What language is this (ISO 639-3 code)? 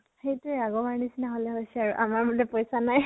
asm